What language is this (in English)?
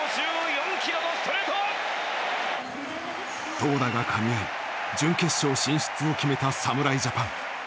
Japanese